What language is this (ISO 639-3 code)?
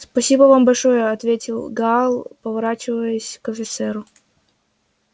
rus